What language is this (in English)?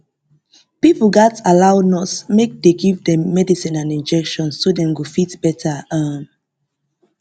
Nigerian Pidgin